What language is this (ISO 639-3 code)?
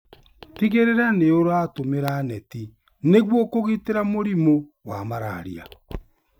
kik